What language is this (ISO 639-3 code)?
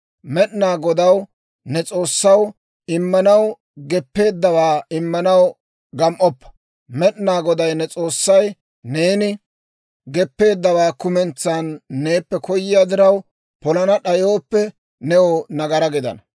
dwr